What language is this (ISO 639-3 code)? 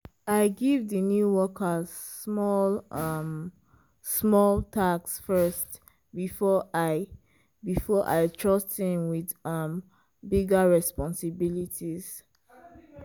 pcm